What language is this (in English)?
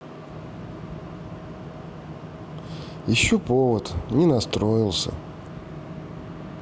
Russian